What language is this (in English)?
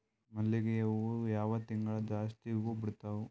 Kannada